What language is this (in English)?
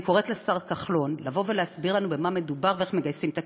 Hebrew